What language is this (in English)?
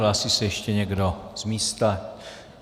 Czech